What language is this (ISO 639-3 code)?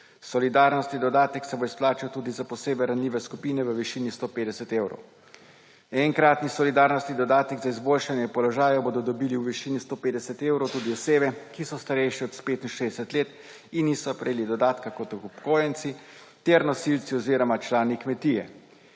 slv